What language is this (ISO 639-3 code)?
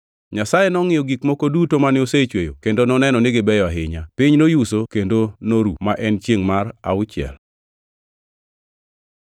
luo